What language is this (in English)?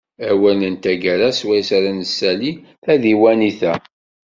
Kabyle